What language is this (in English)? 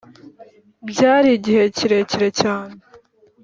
Kinyarwanda